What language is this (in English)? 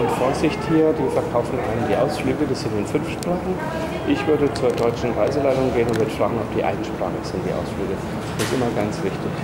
German